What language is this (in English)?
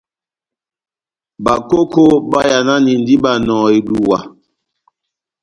Batanga